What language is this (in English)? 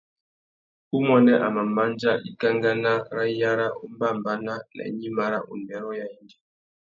Tuki